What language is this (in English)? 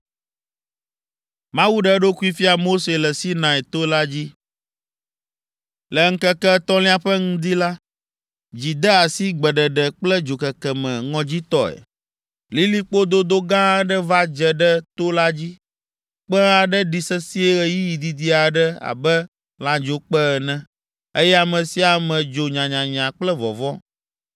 Ewe